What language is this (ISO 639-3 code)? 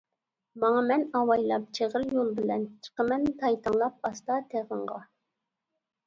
uig